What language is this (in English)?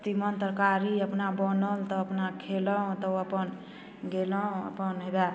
Maithili